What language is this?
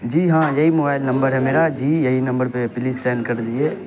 Urdu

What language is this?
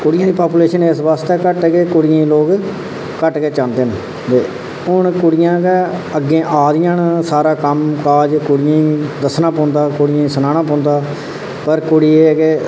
Dogri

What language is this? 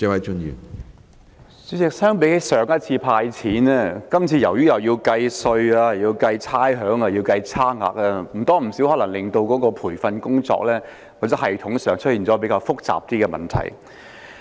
Cantonese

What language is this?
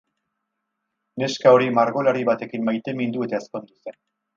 Basque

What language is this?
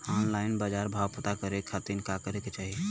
Bhojpuri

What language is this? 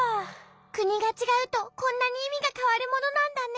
Japanese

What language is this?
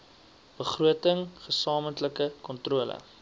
Afrikaans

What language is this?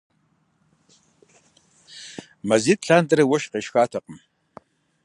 Kabardian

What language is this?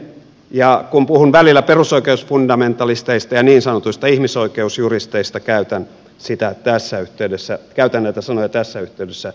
Finnish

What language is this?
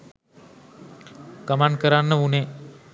Sinhala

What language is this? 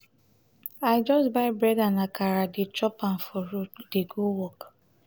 Nigerian Pidgin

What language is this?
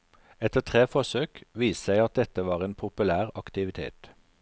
Norwegian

